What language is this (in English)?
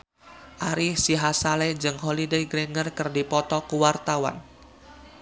Sundanese